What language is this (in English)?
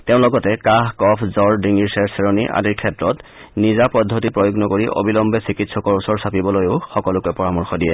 Assamese